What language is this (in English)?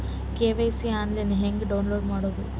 Kannada